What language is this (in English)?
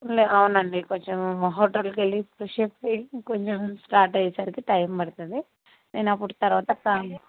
Telugu